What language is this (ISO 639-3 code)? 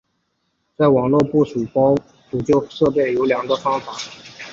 zho